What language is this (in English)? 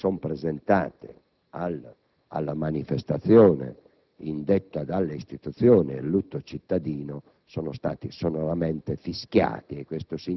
Italian